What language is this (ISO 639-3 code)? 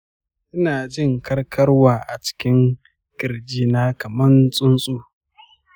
hau